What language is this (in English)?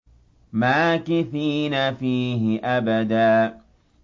Arabic